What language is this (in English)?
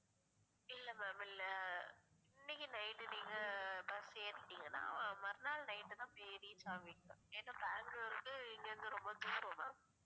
Tamil